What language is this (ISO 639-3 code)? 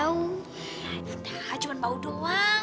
ind